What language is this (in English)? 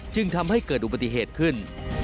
Thai